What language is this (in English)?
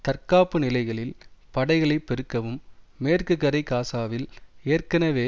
Tamil